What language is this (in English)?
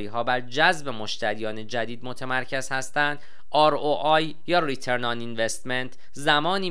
Persian